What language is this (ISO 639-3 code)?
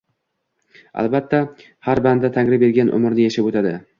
uzb